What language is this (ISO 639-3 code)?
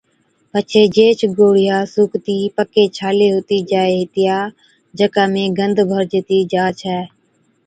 odk